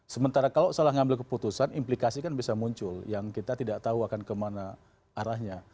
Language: Indonesian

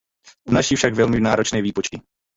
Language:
Czech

